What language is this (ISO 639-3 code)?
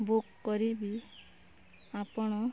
ori